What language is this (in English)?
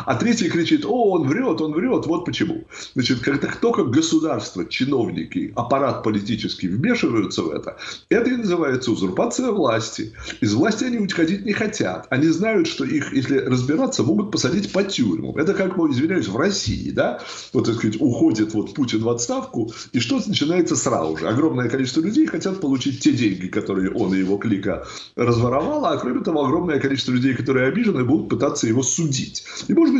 Russian